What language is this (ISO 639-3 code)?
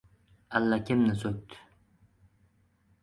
uzb